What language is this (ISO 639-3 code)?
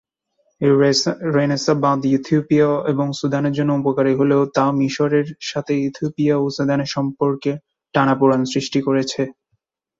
ben